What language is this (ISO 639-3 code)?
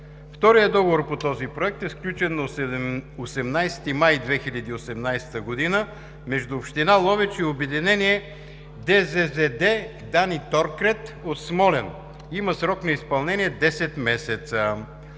bul